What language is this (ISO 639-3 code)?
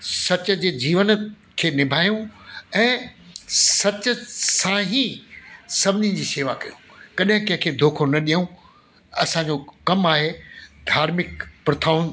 snd